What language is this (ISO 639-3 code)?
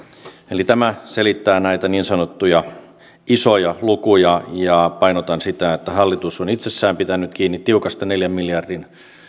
fin